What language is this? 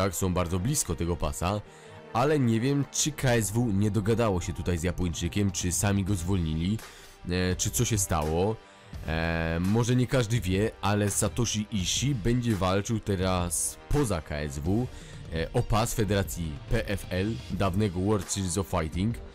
Polish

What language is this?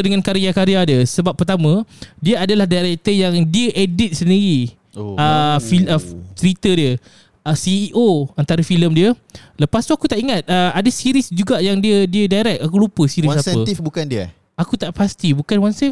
Malay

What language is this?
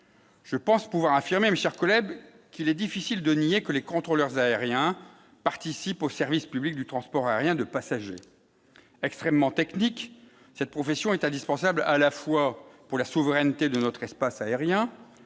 French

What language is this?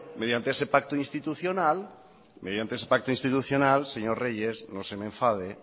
Spanish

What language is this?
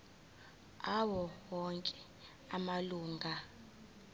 Zulu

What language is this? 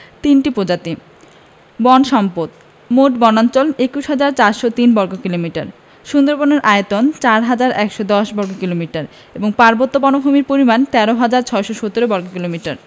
Bangla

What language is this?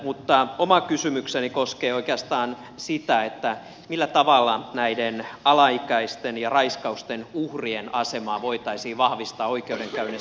Finnish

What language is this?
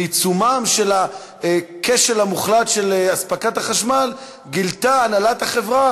Hebrew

